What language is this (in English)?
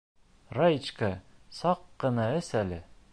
Bashkir